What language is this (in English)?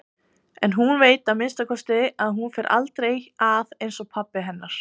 Icelandic